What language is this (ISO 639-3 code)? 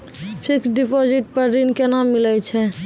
mai